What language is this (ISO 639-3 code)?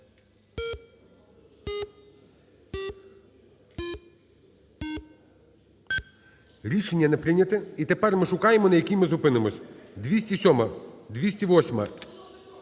ukr